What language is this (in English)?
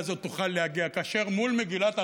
Hebrew